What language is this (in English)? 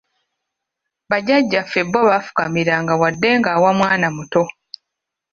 Ganda